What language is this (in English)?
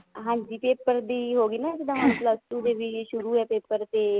Punjabi